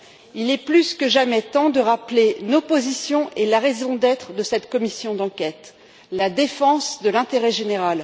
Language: French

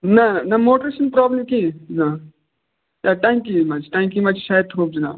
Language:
Kashmiri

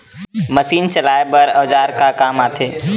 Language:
Chhattisgarhi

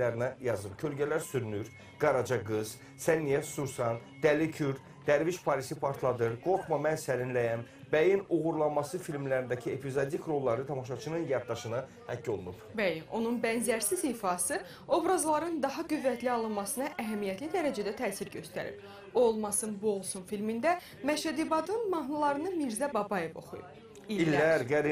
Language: Turkish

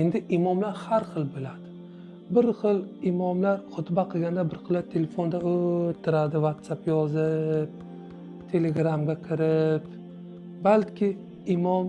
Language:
Arabic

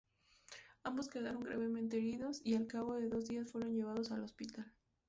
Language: Spanish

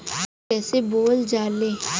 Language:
Bhojpuri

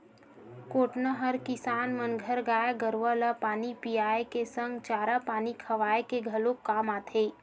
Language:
Chhattisgarhi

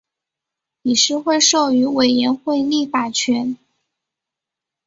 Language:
Chinese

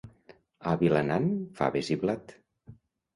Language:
Catalan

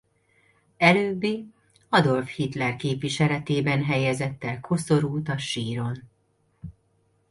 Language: Hungarian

